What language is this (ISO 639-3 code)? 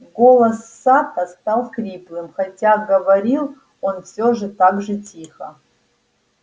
rus